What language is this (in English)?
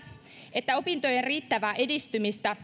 Finnish